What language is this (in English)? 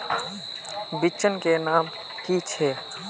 Magahi